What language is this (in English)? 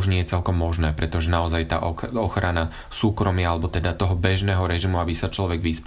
Slovak